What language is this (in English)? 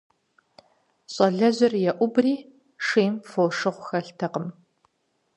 Kabardian